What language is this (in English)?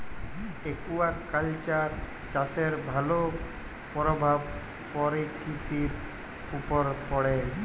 Bangla